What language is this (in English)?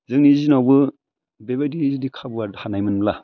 Bodo